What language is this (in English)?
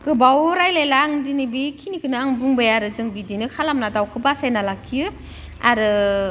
Bodo